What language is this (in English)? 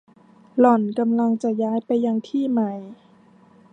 Thai